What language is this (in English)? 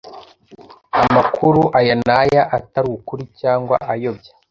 Kinyarwanda